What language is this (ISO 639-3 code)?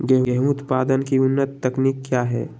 mag